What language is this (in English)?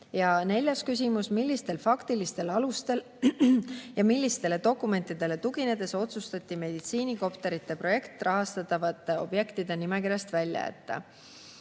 Estonian